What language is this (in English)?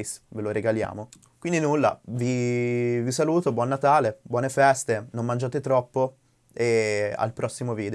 Italian